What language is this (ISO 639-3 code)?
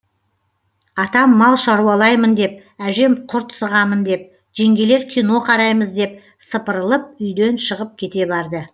kaz